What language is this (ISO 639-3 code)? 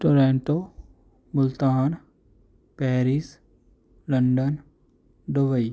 pan